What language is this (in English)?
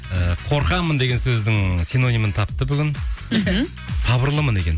Kazakh